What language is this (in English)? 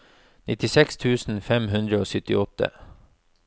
Norwegian